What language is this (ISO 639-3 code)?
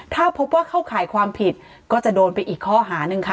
tha